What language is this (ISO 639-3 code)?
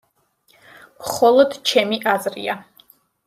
kat